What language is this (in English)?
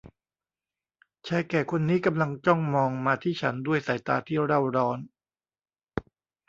Thai